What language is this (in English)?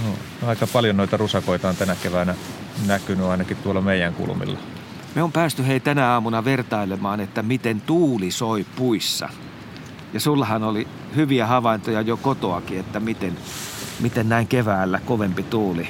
Finnish